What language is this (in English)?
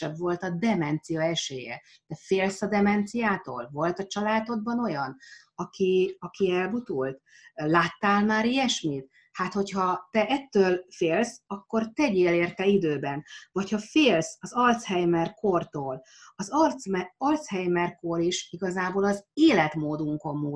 Hungarian